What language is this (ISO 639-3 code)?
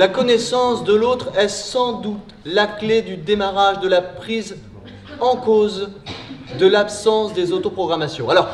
fra